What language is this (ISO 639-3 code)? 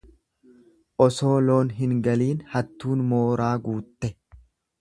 orm